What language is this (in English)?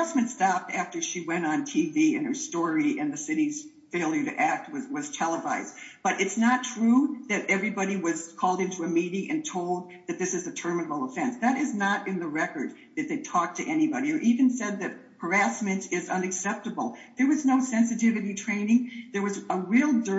English